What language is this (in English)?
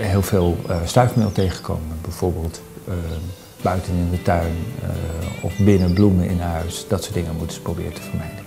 Dutch